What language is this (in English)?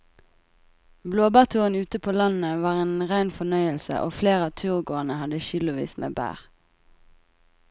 Norwegian